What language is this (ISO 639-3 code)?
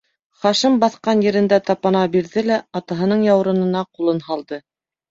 bak